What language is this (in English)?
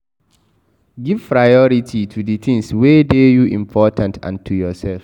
Nigerian Pidgin